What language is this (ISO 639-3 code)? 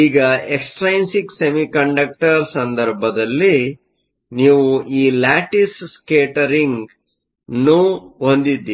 kan